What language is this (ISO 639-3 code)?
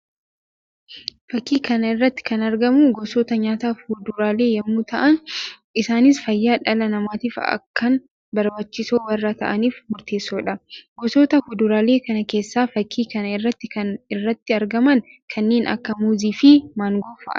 orm